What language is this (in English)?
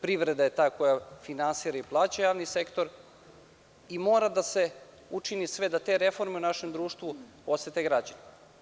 Serbian